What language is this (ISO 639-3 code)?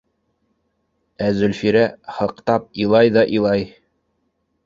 bak